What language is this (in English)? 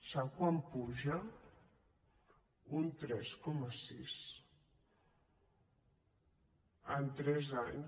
Catalan